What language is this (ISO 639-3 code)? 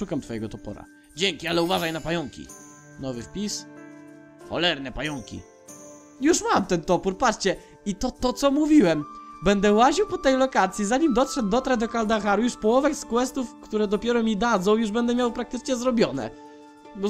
pol